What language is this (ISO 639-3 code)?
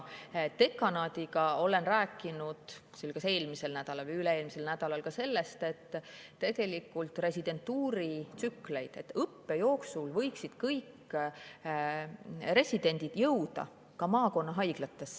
est